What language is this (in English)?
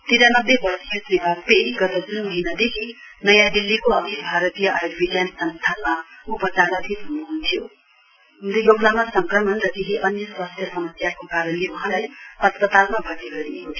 Nepali